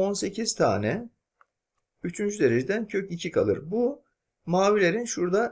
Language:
Turkish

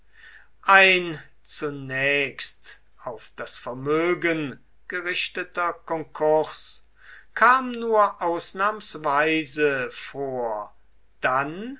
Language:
German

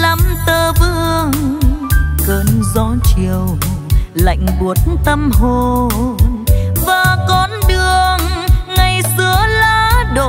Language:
Vietnamese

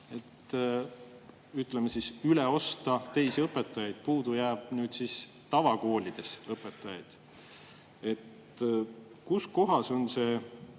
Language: Estonian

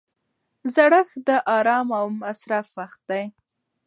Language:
Pashto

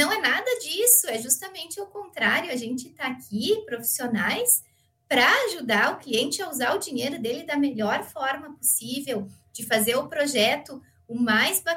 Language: Portuguese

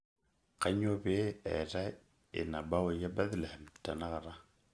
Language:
Masai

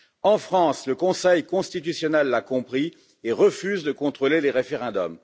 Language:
French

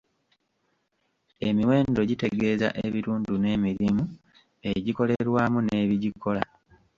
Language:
Ganda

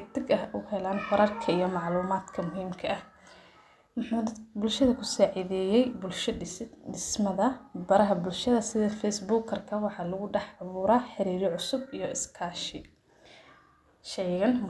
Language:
Somali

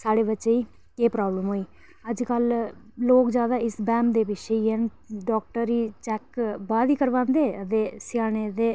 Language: Dogri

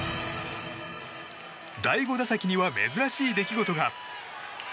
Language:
Japanese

